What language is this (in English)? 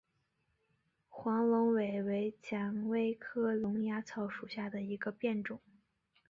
Chinese